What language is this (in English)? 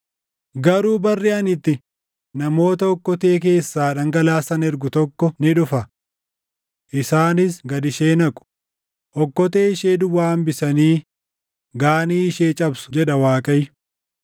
Oromo